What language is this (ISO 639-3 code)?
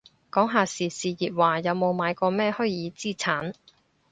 yue